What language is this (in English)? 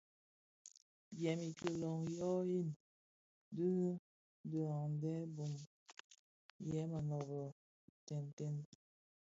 Bafia